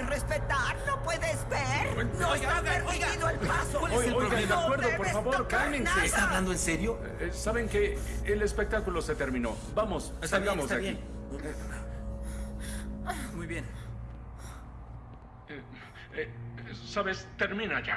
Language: Spanish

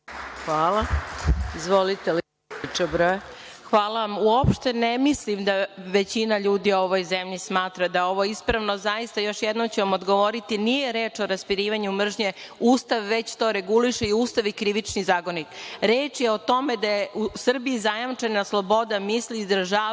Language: Serbian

